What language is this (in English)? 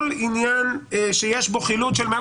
Hebrew